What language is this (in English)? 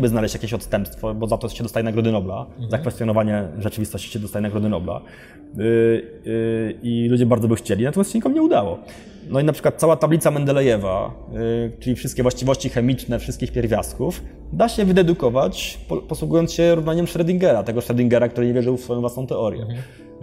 Polish